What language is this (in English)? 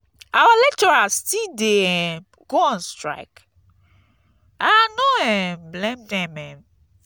Nigerian Pidgin